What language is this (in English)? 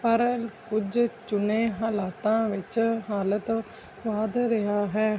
Punjabi